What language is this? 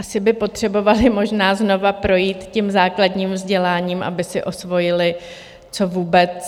Czech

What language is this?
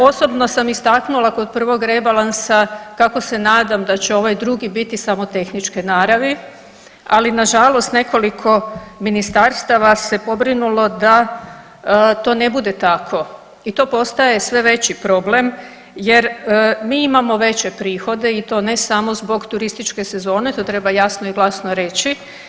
Croatian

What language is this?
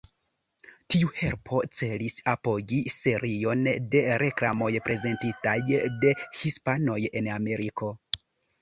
Esperanto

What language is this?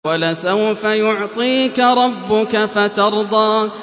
Arabic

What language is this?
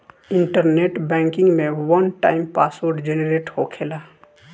Bhojpuri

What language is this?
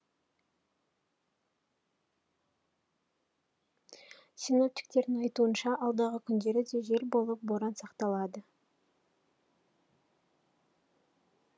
Kazakh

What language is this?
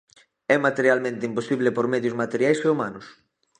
Galician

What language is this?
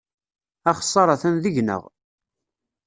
Kabyle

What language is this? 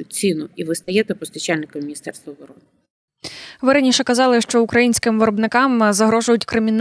Ukrainian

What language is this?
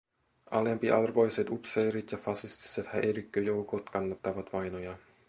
Finnish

